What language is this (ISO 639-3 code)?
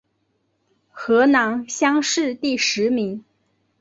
zho